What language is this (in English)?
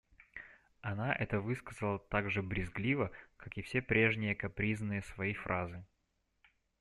Russian